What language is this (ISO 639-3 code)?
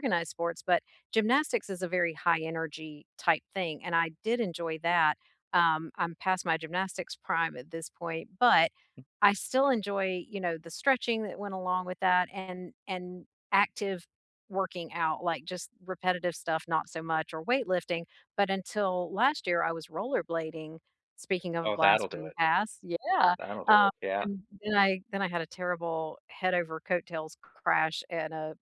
eng